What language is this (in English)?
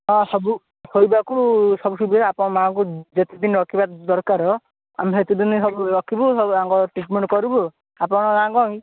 Odia